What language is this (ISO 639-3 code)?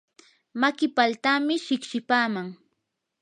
qur